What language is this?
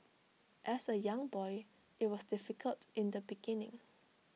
English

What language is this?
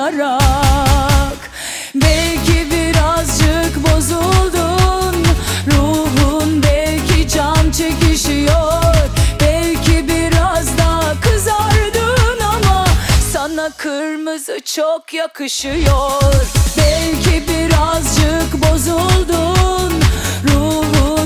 Turkish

